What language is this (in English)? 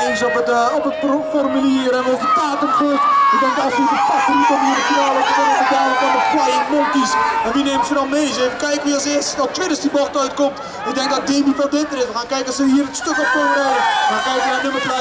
Dutch